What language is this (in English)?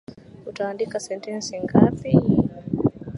Swahili